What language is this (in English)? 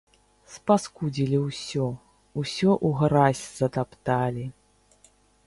Belarusian